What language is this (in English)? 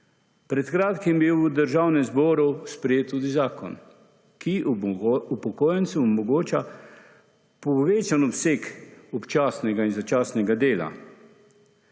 Slovenian